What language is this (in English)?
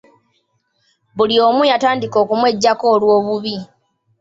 Ganda